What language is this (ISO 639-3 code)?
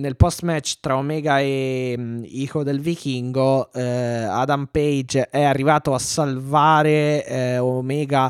ita